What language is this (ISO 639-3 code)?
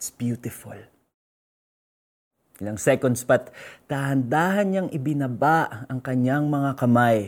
fil